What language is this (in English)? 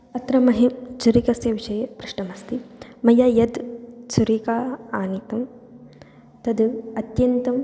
Sanskrit